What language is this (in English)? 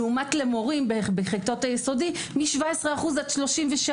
Hebrew